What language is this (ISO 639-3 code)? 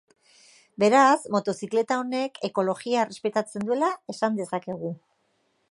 eus